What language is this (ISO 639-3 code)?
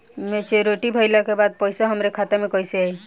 bho